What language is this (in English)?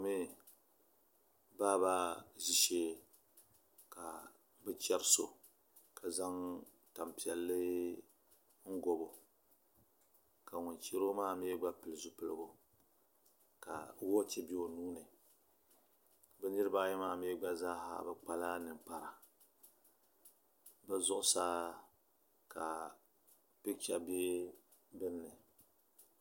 Dagbani